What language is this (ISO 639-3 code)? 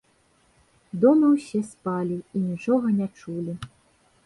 bel